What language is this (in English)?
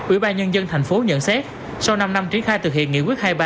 Vietnamese